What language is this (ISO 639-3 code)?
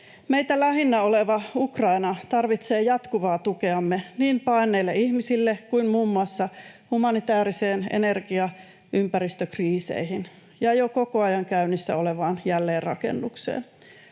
fin